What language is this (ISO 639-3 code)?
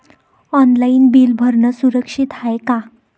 mar